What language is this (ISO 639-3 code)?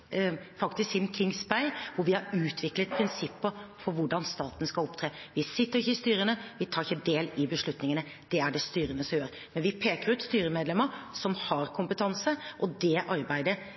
nob